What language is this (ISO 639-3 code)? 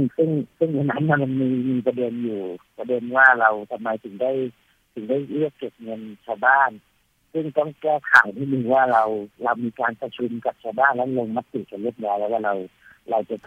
tha